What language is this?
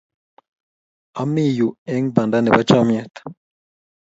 Kalenjin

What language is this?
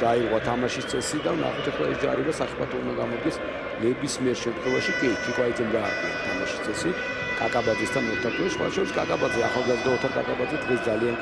Romanian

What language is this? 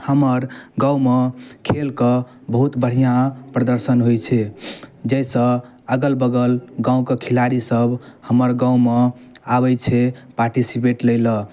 Maithili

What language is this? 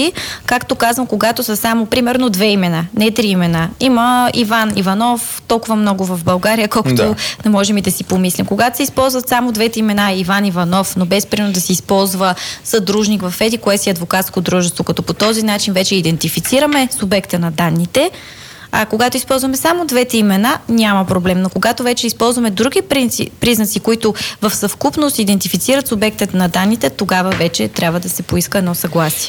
Bulgarian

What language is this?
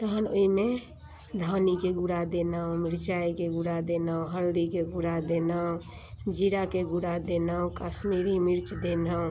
Maithili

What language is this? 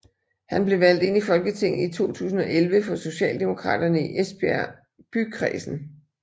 Danish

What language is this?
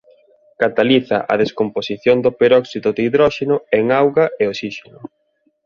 Galician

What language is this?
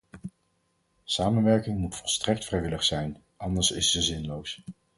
Dutch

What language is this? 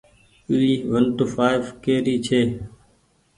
Goaria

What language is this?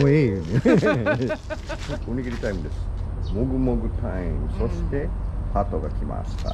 Japanese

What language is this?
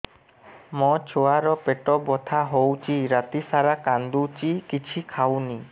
Odia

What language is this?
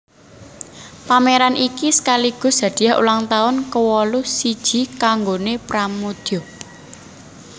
Javanese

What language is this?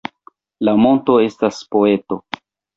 Esperanto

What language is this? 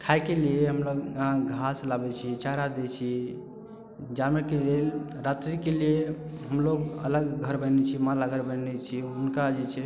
Maithili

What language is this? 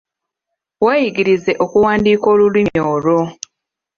Ganda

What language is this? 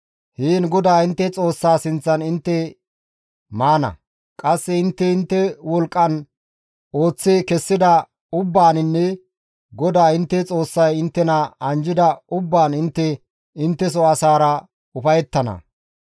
Gamo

